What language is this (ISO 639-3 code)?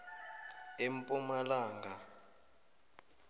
nbl